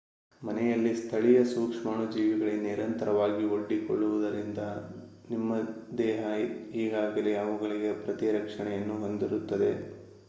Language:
Kannada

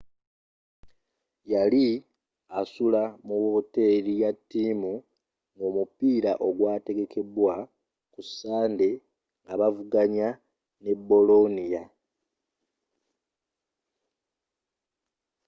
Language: Ganda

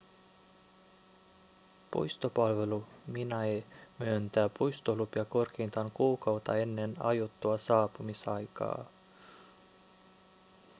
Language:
Finnish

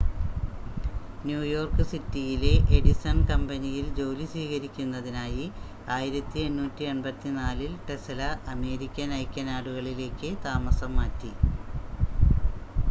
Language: Malayalam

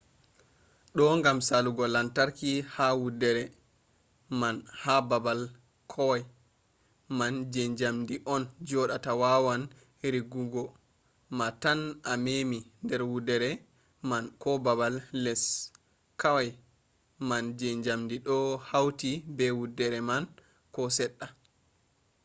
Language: Fula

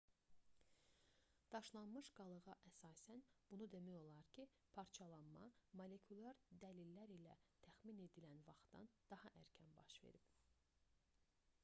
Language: Azerbaijani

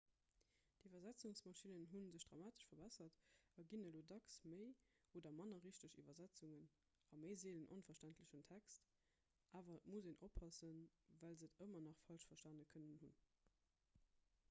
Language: Luxembourgish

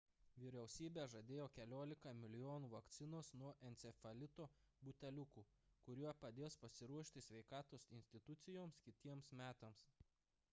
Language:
Lithuanian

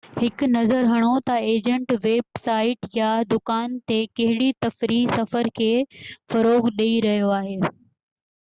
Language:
Sindhi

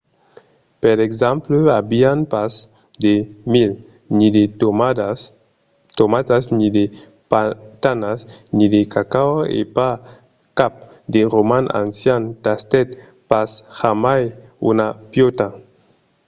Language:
Occitan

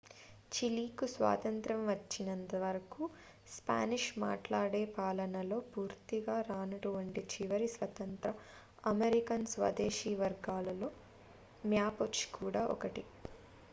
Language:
Telugu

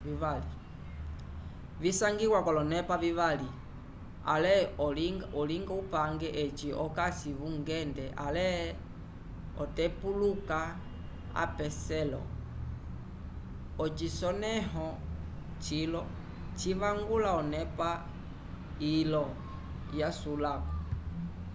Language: Umbundu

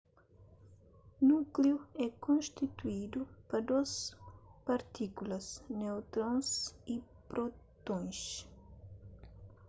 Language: Kabuverdianu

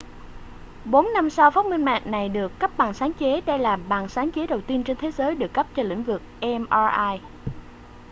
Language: Vietnamese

